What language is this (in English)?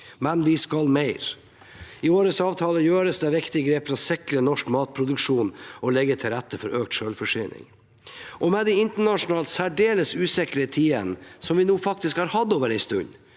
Norwegian